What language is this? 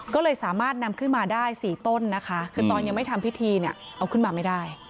Thai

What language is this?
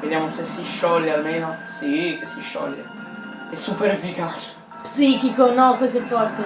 Italian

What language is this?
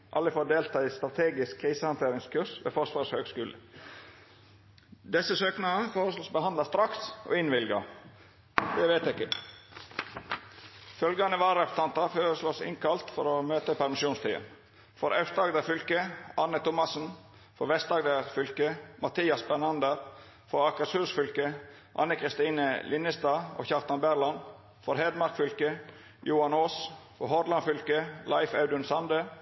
Norwegian Nynorsk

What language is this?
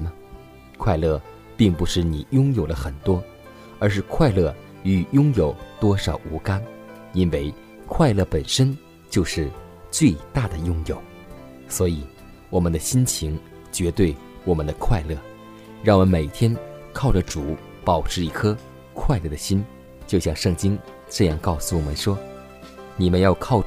Chinese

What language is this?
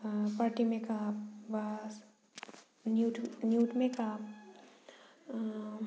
Bodo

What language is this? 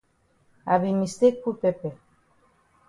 Cameroon Pidgin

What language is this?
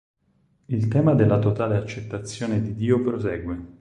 Italian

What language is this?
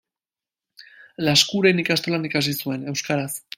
Basque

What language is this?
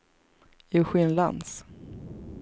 Swedish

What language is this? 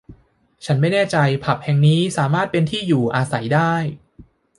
Thai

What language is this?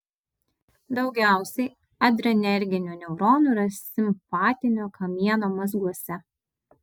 Lithuanian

